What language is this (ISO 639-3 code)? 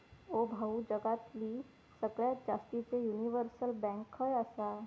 mar